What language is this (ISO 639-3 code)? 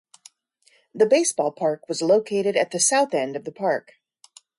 eng